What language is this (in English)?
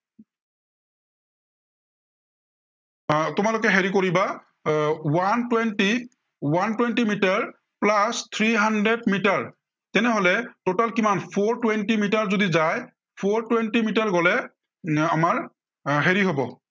Assamese